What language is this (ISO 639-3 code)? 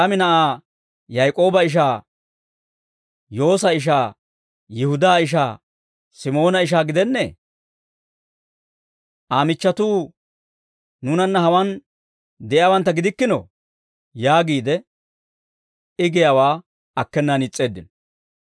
dwr